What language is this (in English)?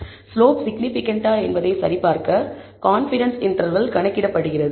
Tamil